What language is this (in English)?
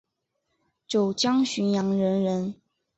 Chinese